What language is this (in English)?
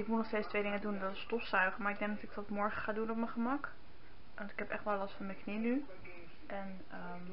Dutch